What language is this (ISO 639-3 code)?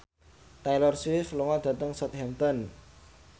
jav